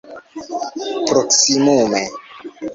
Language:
Esperanto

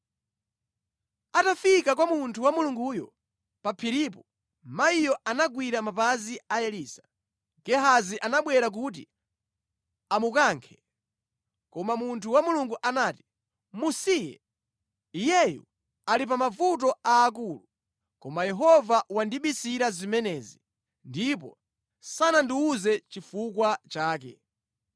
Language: Nyanja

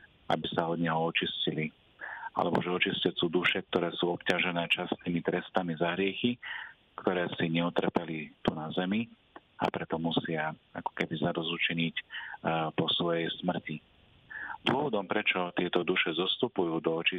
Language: Slovak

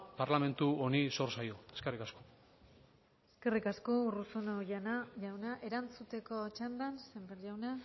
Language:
Basque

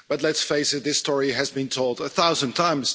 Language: English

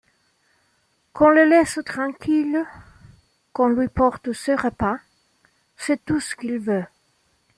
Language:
French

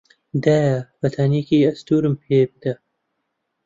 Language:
Central Kurdish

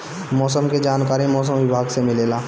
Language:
Bhojpuri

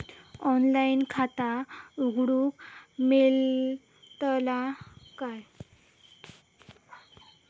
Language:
Marathi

